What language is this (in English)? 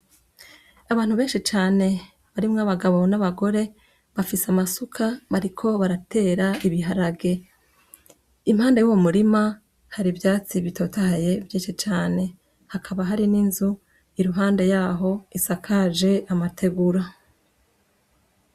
Rundi